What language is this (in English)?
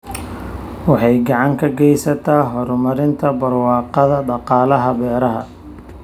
Somali